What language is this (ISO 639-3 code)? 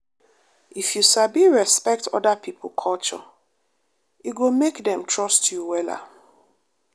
pcm